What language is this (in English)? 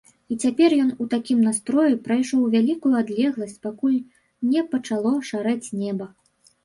Belarusian